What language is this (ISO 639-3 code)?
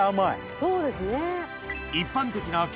jpn